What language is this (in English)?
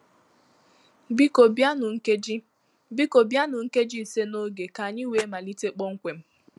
Igbo